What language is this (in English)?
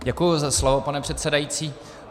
Czech